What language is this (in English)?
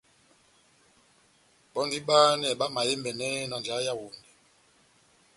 Batanga